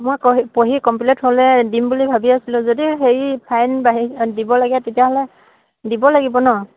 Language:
Assamese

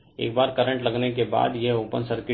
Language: Hindi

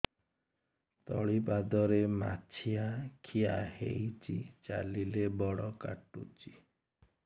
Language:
Odia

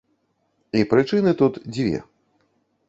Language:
Belarusian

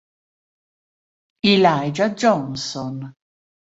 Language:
Italian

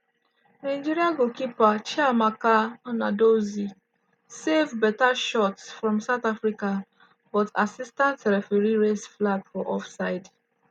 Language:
Nigerian Pidgin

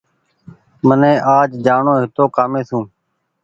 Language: Goaria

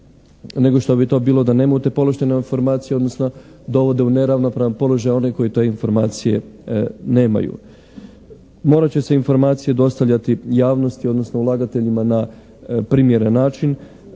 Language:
Croatian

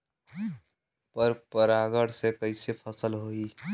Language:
Bhojpuri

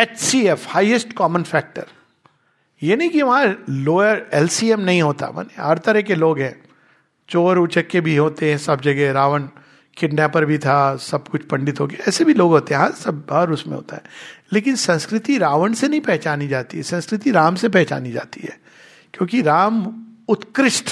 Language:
Hindi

